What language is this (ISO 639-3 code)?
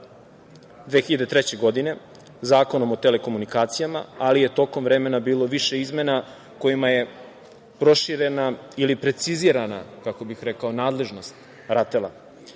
srp